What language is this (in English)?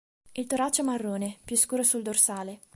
Italian